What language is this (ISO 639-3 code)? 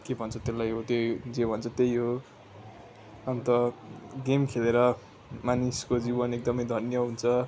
nep